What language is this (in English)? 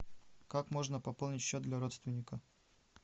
Russian